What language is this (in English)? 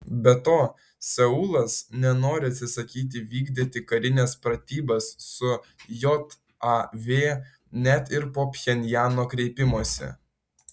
Lithuanian